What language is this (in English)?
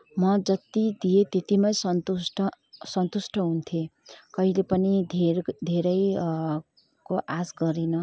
Nepali